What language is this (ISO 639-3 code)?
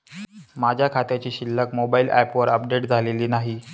mar